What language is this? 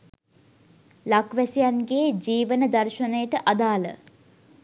Sinhala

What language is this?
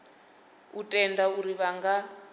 Venda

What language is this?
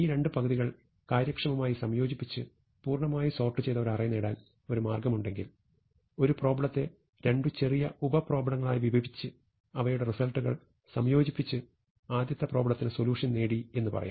Malayalam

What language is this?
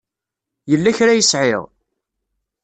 Kabyle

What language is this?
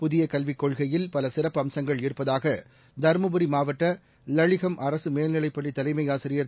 Tamil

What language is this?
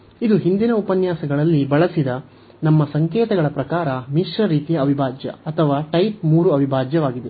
Kannada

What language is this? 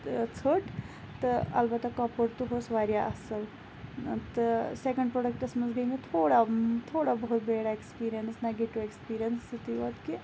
Kashmiri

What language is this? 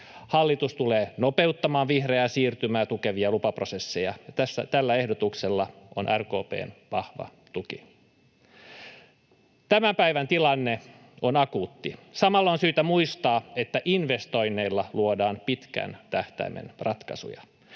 Finnish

